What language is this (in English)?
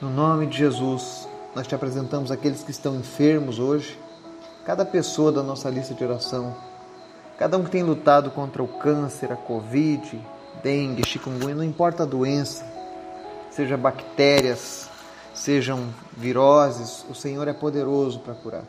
Portuguese